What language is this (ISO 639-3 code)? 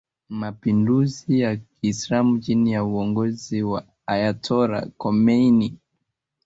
swa